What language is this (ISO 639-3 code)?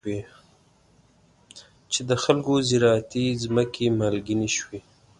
pus